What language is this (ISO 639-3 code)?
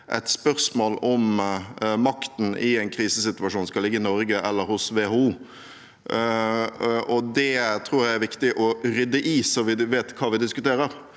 nor